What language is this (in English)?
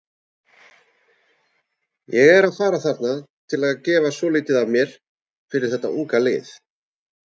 Icelandic